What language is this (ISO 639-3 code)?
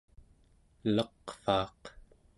esu